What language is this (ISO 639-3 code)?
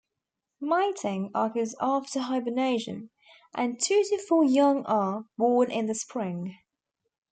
eng